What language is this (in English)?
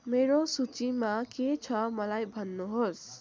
Nepali